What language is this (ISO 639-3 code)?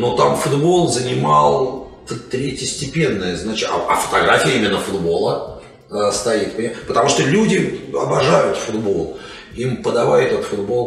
rus